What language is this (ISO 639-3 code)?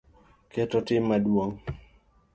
luo